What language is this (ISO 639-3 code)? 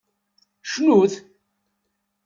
kab